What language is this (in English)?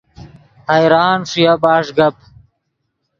Yidgha